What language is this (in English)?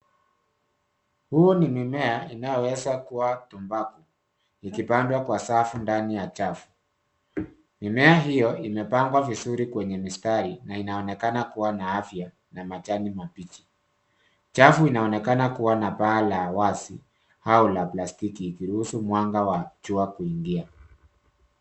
Swahili